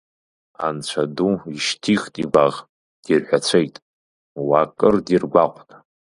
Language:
Abkhazian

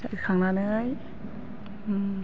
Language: Bodo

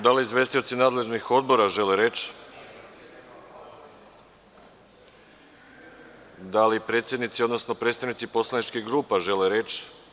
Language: Serbian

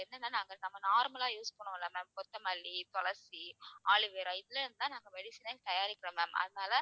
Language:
Tamil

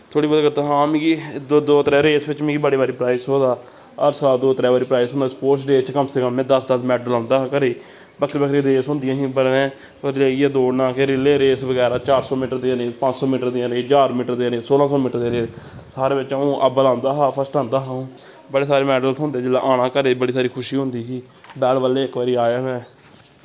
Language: Dogri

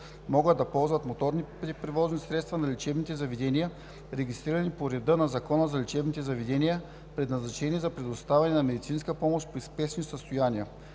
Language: Bulgarian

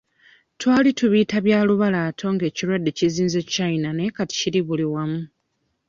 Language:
Ganda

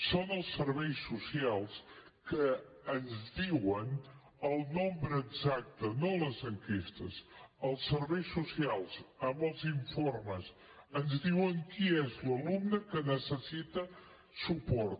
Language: Catalan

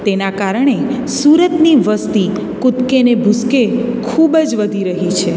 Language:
Gujarati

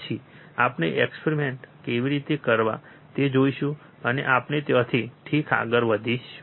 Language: Gujarati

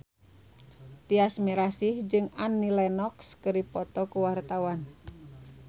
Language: Sundanese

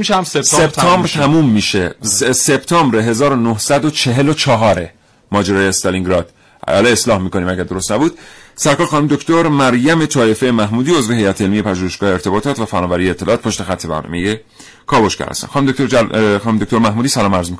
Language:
Persian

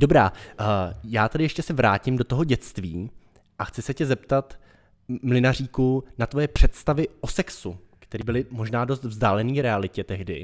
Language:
Czech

